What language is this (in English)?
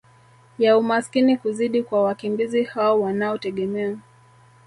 Swahili